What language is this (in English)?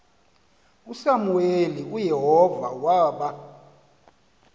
Xhosa